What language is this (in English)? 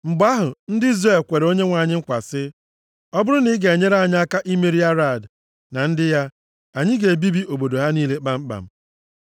Igbo